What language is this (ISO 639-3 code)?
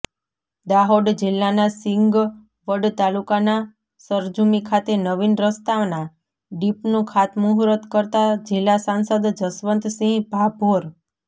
guj